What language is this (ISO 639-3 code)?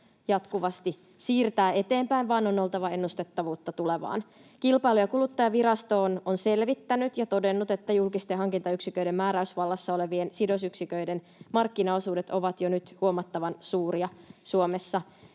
fin